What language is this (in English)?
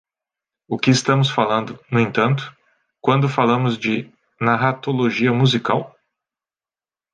Portuguese